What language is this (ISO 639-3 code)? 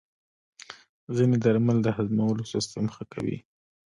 pus